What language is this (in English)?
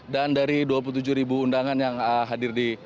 Indonesian